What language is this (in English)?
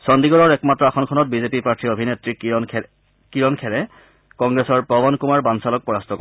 Assamese